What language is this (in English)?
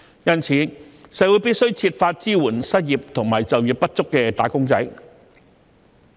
Cantonese